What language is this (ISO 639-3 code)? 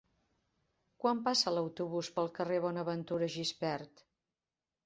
cat